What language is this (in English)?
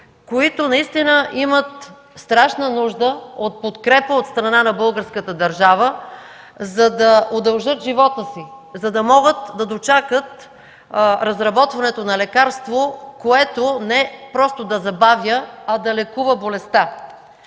Bulgarian